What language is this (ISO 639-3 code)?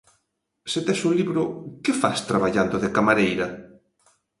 glg